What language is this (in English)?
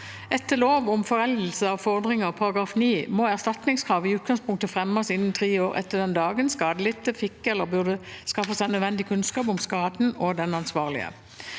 Norwegian